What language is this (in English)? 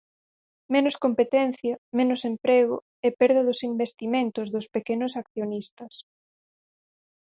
Galician